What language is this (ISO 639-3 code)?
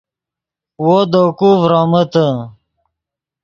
ydg